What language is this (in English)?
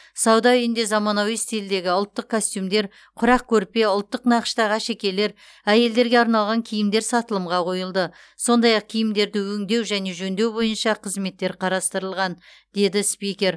Kazakh